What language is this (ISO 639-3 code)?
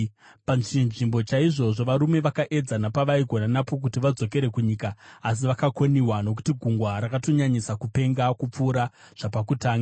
sna